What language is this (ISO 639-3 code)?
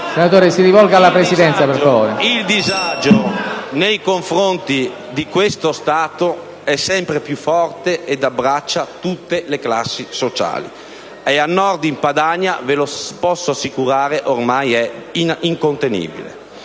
ita